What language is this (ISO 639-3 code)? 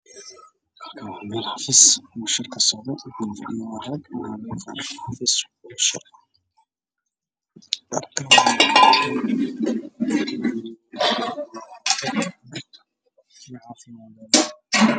som